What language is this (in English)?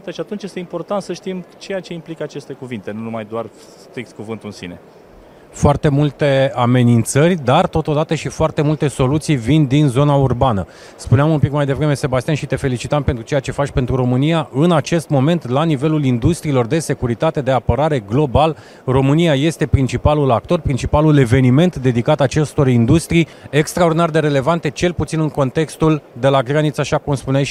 Romanian